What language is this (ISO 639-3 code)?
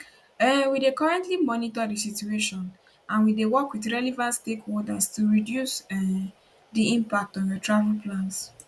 pcm